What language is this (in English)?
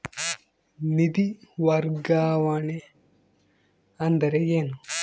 Kannada